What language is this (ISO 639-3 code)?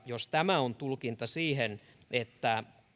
fin